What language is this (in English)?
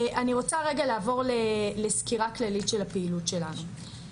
Hebrew